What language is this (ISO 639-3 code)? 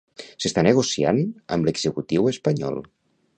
cat